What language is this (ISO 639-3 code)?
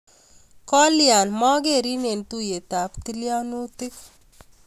kln